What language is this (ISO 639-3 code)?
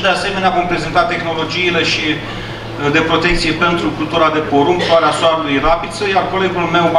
ron